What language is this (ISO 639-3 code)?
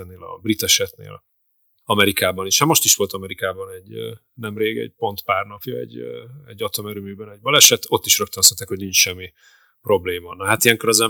hun